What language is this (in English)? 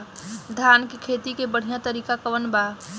Bhojpuri